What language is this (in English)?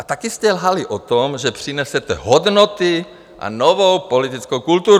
Czech